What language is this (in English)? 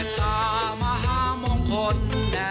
Thai